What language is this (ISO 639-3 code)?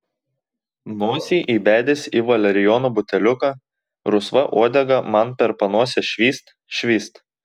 lit